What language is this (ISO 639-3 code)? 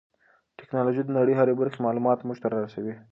pus